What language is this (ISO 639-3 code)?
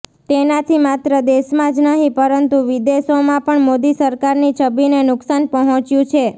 guj